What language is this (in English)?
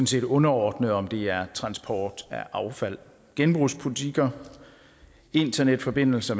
Danish